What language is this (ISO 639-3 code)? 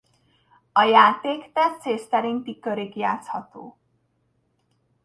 hun